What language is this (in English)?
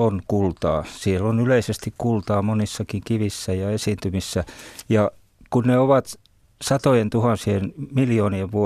Finnish